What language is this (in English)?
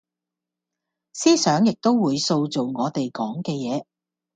Cantonese